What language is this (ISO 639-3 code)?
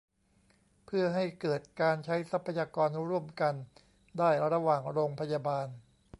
tha